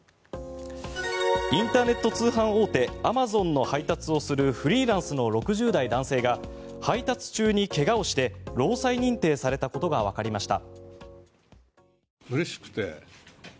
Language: Japanese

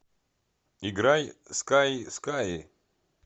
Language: Russian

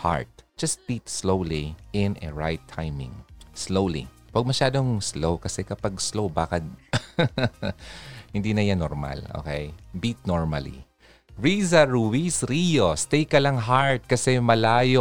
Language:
Filipino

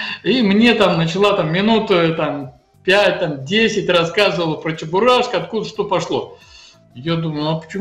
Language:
Russian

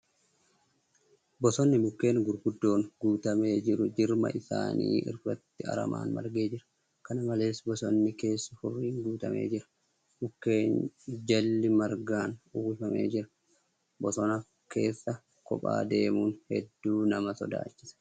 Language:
Oromo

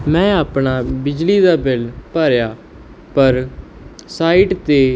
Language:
Punjabi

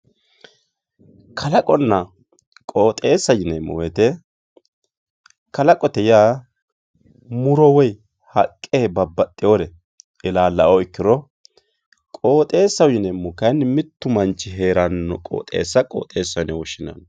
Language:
Sidamo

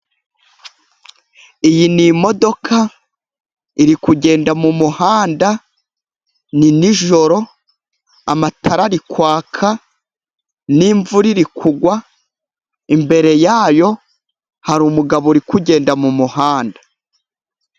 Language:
Kinyarwanda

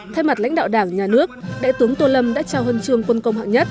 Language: Vietnamese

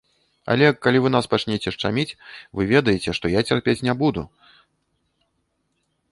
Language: Belarusian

